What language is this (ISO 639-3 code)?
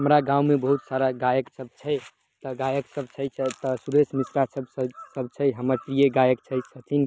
mai